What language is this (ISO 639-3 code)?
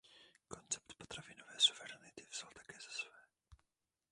ces